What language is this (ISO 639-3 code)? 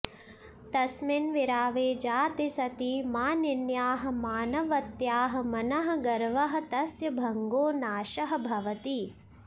san